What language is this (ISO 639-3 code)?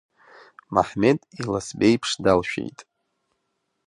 abk